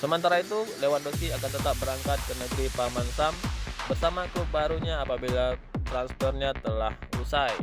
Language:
Indonesian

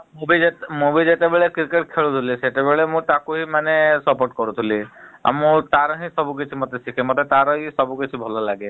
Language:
Odia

